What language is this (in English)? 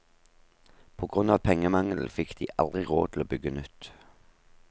Norwegian